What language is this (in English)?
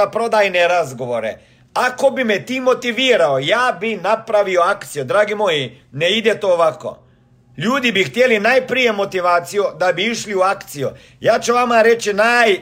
Croatian